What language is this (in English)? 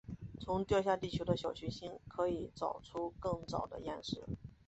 Chinese